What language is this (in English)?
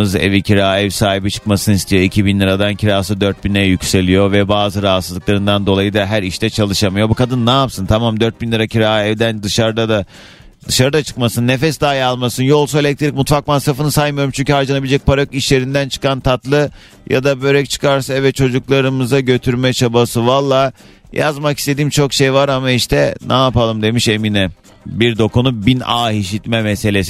Turkish